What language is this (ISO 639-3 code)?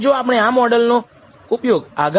guj